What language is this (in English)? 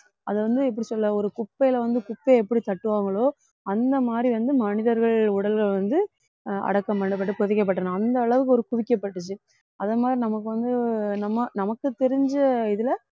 Tamil